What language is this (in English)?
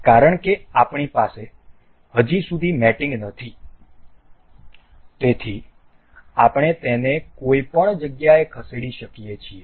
Gujarati